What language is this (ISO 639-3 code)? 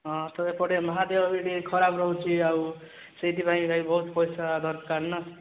ori